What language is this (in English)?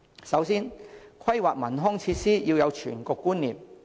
Cantonese